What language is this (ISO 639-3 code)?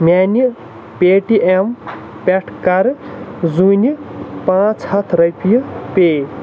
kas